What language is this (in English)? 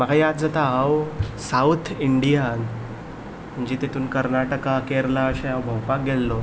Konkani